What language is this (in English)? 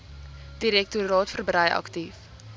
Afrikaans